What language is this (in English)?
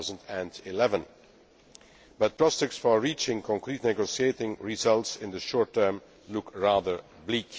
English